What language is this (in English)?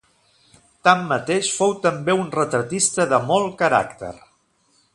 Catalan